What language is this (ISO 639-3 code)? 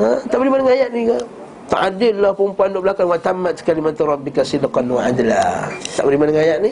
msa